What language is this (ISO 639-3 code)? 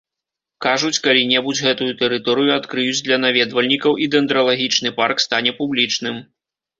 bel